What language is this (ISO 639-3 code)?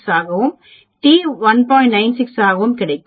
tam